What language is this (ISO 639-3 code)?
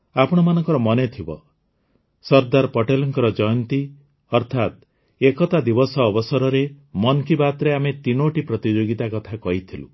ori